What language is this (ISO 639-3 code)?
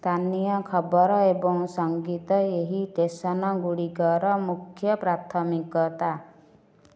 ori